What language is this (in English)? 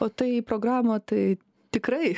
Lithuanian